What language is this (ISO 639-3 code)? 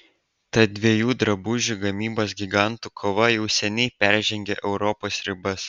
lit